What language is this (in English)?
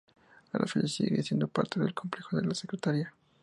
Spanish